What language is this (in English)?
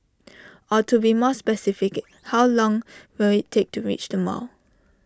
English